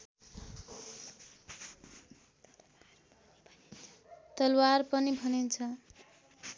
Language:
Nepali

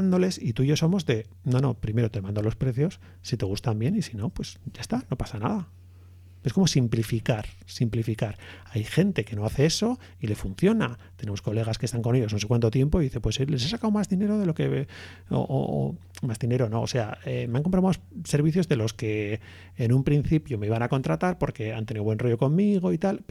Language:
Spanish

